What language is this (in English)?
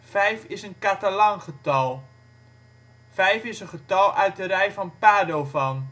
Dutch